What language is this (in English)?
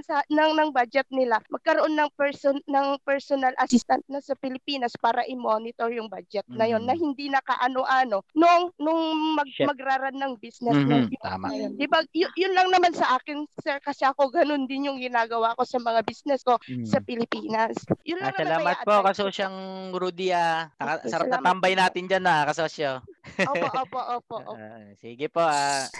Filipino